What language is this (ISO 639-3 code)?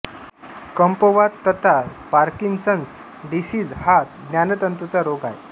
mar